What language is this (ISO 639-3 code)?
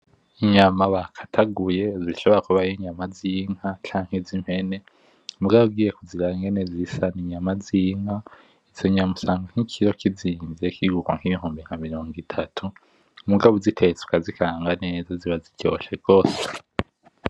run